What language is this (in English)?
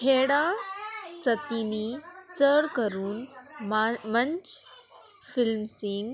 Konkani